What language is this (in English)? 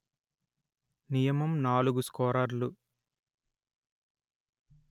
Telugu